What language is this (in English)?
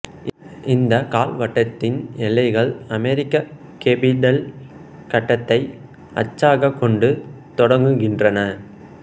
Tamil